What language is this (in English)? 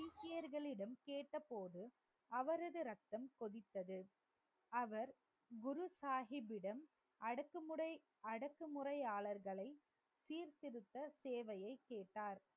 Tamil